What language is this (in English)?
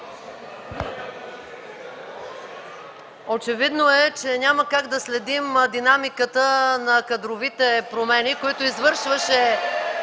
Bulgarian